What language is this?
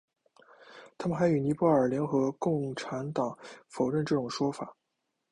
Chinese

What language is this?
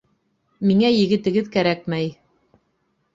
Bashkir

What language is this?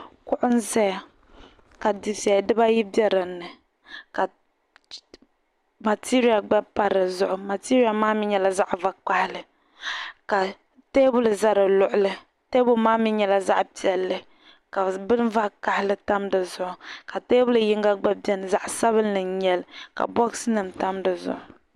Dagbani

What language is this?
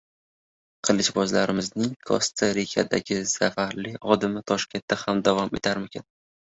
Uzbek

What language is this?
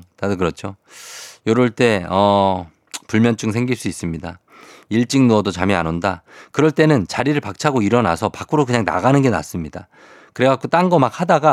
Korean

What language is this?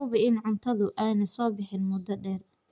Somali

